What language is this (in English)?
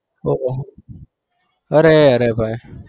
Gujarati